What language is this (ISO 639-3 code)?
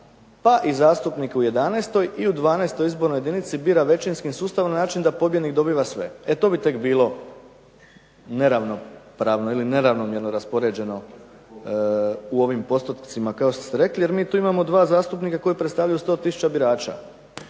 hrv